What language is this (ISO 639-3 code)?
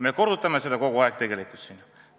est